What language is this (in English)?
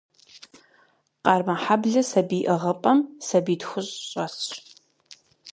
Kabardian